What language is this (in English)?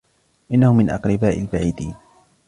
Arabic